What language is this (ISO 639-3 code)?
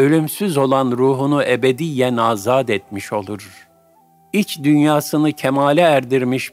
tur